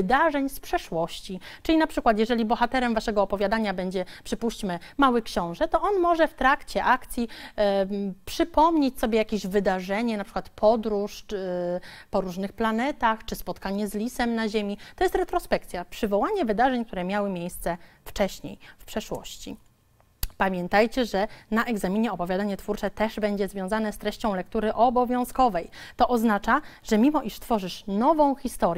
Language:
Polish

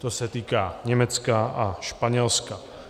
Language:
Czech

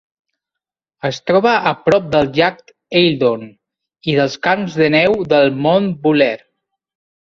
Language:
Catalan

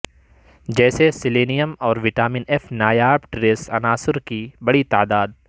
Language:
Urdu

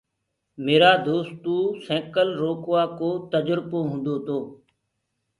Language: Gurgula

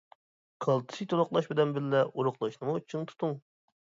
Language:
Uyghur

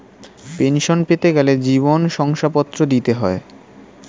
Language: Bangla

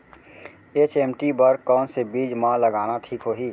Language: Chhattisgarhi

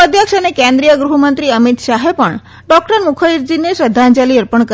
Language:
Gujarati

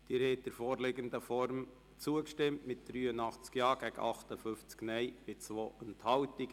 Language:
Swiss German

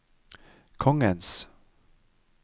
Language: Norwegian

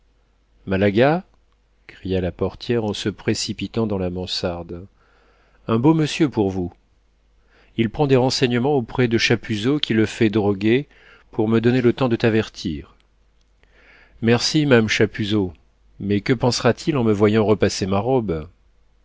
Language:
French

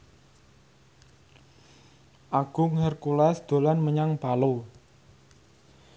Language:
Javanese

